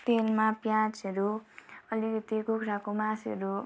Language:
Nepali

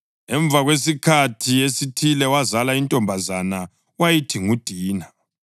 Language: North Ndebele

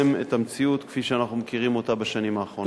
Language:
Hebrew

